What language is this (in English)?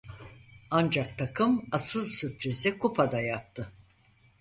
Turkish